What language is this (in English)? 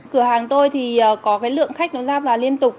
Vietnamese